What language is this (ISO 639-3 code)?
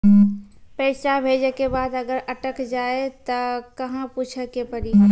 mai